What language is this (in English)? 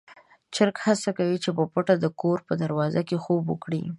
Pashto